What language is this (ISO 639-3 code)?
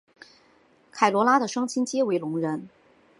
zho